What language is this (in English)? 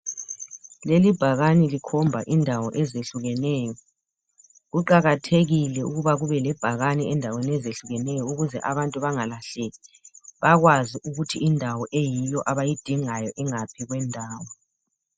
North Ndebele